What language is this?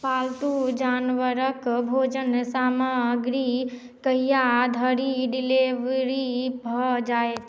Maithili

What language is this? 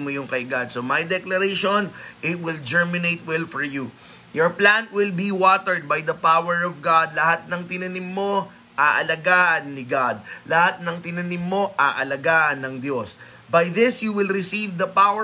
Filipino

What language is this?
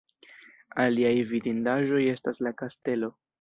Esperanto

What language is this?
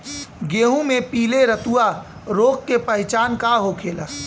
Bhojpuri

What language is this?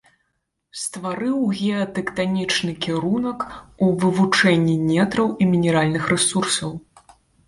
Belarusian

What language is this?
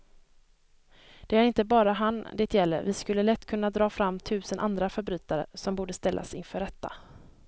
Swedish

